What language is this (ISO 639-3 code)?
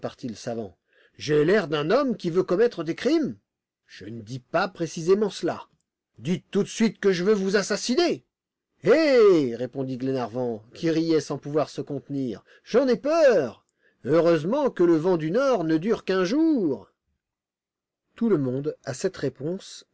fra